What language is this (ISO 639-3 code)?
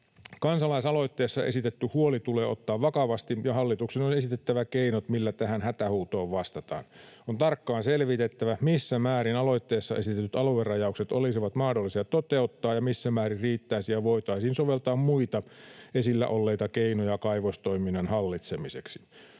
fin